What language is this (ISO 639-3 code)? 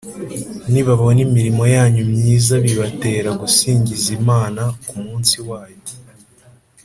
kin